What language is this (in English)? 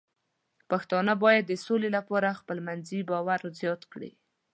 Pashto